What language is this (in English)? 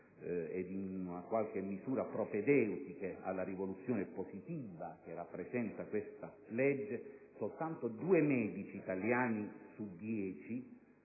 Italian